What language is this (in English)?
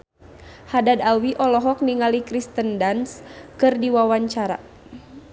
Sundanese